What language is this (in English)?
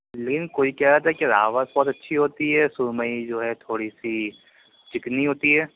Urdu